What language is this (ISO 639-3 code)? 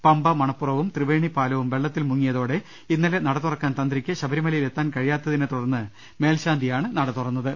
mal